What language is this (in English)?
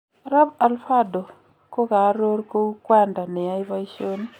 Kalenjin